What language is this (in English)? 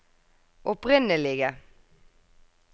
Norwegian